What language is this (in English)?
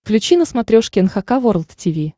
Russian